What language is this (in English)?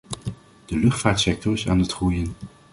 Dutch